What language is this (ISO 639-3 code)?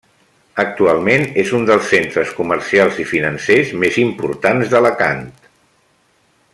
cat